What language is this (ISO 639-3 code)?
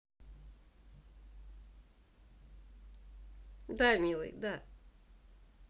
rus